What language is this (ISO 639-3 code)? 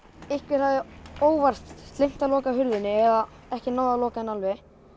isl